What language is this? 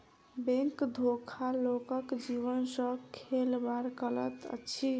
Maithili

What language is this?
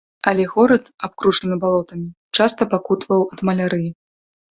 Belarusian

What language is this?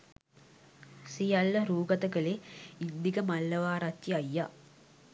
Sinhala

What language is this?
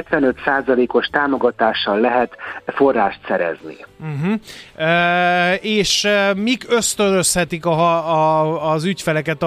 Hungarian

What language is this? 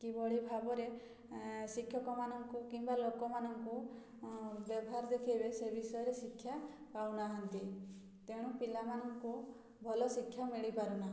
Odia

